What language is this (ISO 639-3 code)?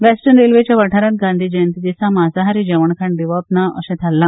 kok